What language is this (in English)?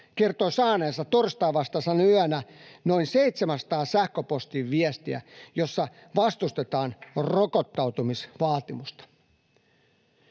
Finnish